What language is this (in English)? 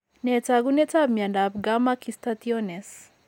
Kalenjin